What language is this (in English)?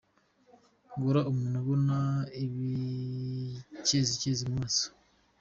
Kinyarwanda